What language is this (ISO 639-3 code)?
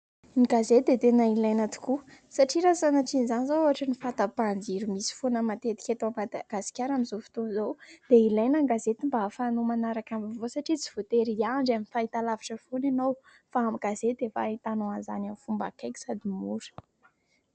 mlg